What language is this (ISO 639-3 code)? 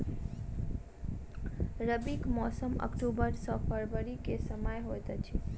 mai